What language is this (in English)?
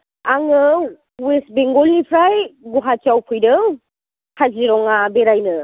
Bodo